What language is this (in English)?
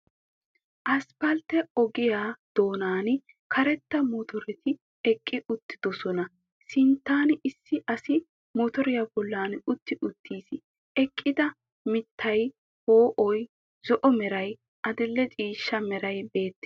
Wolaytta